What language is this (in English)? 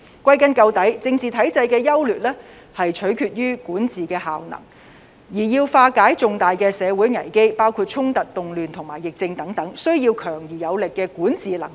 Cantonese